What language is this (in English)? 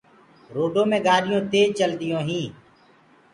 Gurgula